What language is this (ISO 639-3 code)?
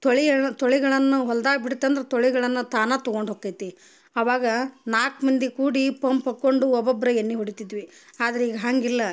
kan